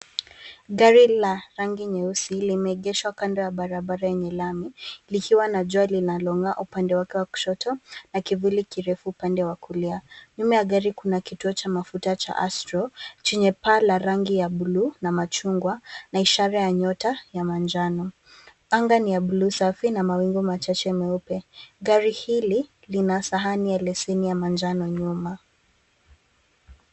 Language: Swahili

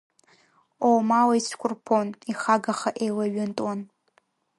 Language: Abkhazian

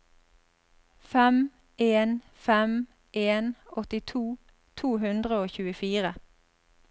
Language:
Norwegian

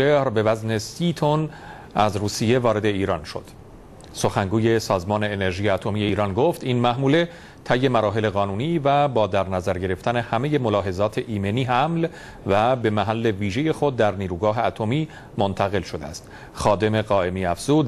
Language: Persian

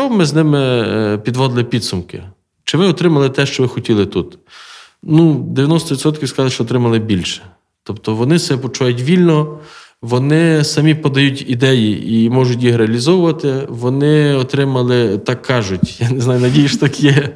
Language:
Ukrainian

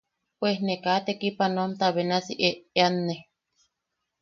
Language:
Yaqui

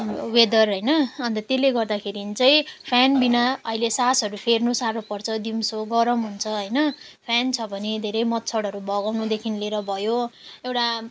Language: Nepali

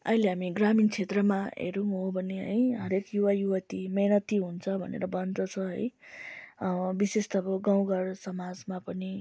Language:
Nepali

